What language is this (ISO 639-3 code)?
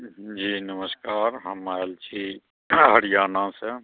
mai